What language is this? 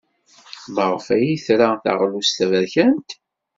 Kabyle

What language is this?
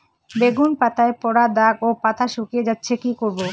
Bangla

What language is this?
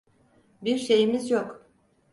Turkish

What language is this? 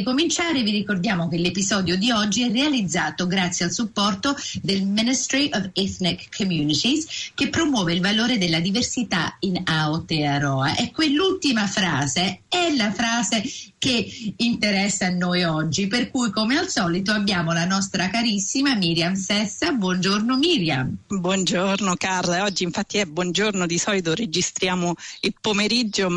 Italian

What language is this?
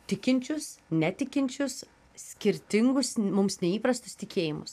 Lithuanian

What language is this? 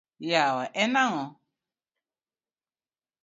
Luo (Kenya and Tanzania)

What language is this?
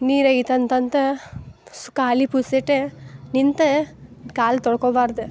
Kannada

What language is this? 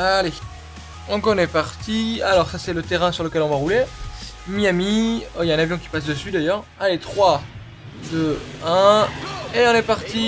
French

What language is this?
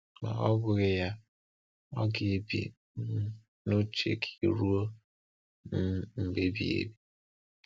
Igbo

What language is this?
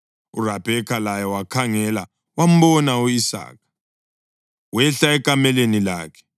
North Ndebele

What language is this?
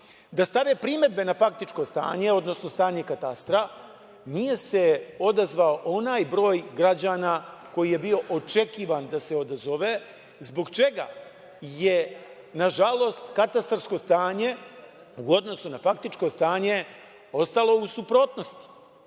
Serbian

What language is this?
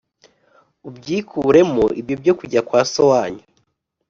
Kinyarwanda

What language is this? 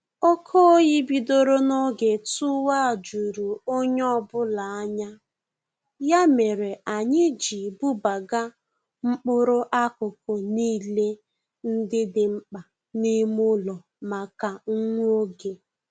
Igbo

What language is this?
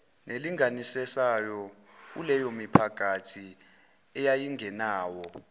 Zulu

